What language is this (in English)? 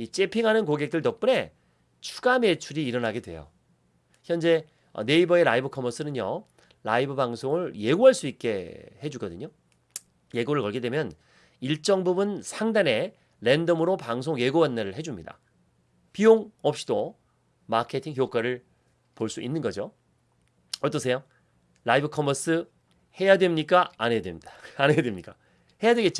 Korean